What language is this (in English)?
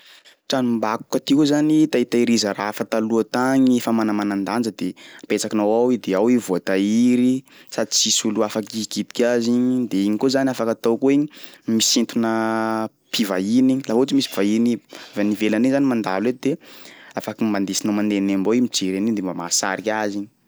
Sakalava Malagasy